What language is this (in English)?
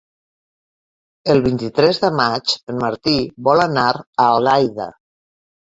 Catalan